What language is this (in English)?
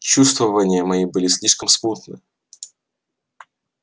Russian